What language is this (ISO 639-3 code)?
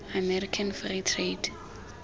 tsn